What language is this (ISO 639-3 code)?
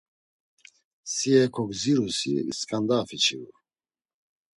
lzz